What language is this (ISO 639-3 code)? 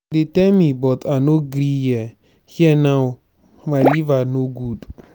pcm